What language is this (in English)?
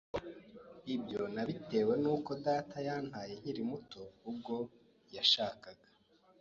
Kinyarwanda